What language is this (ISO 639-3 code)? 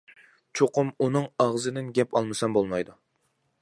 uig